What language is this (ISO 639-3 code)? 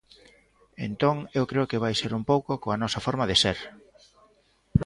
glg